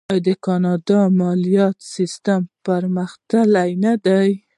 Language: Pashto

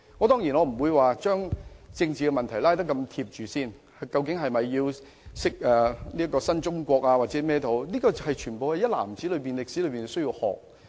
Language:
Cantonese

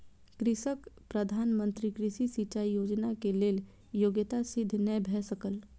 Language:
Maithili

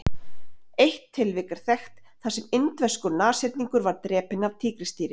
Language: Icelandic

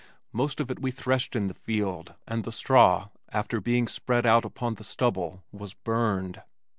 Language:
English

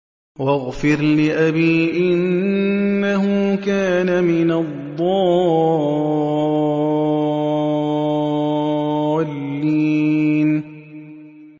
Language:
Arabic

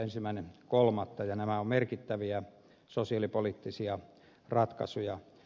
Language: Finnish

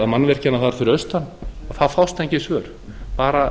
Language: Icelandic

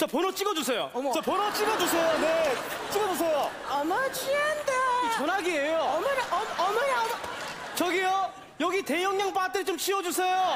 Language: Korean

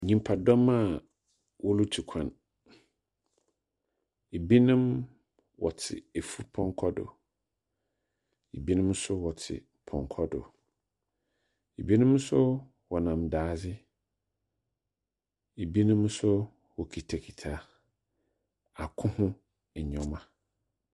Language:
Akan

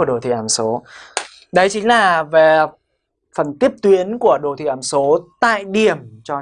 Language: Vietnamese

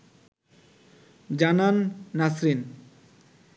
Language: Bangla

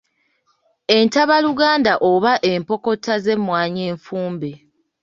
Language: Ganda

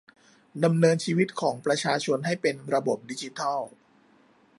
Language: Thai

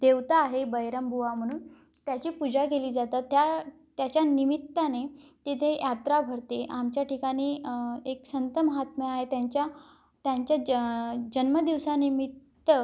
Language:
Marathi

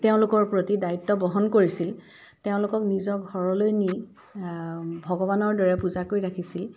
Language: Assamese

